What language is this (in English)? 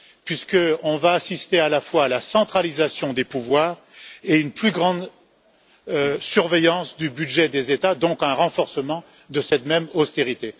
French